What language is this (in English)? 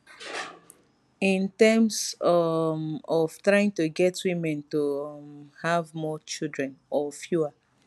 Nigerian Pidgin